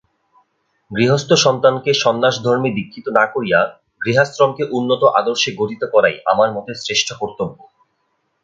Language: Bangla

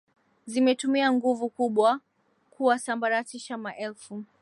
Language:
Swahili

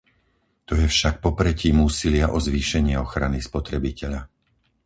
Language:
Slovak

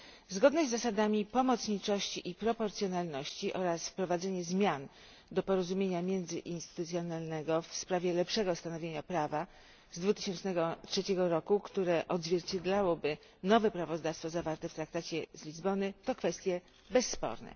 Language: Polish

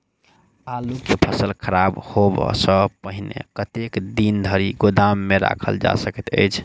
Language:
Maithili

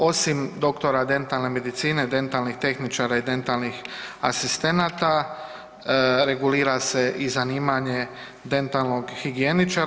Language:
Croatian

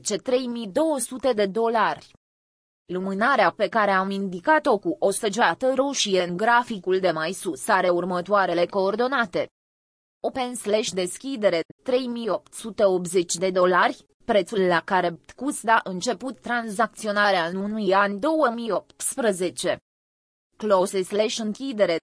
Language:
Romanian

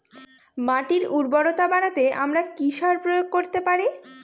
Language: Bangla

